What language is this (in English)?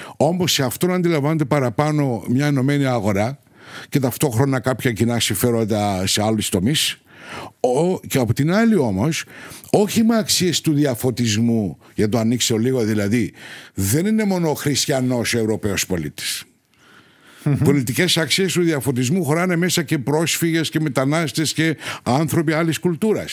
Greek